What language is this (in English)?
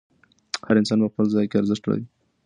Pashto